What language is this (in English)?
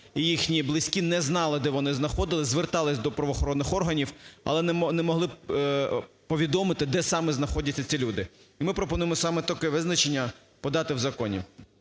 Ukrainian